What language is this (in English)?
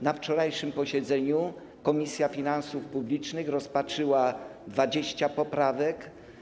Polish